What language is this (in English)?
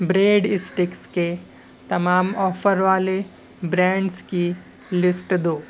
Urdu